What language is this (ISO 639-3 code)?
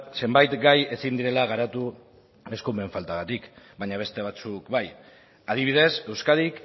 eus